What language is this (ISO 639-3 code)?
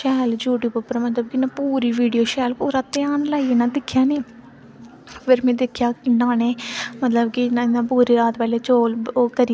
doi